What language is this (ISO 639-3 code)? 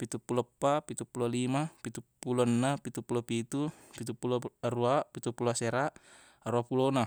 bug